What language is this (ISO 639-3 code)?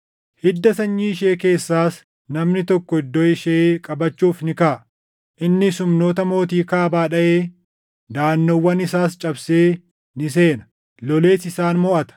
orm